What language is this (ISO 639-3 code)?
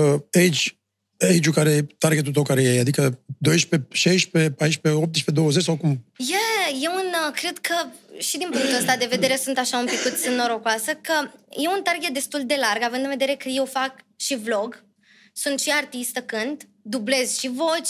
ron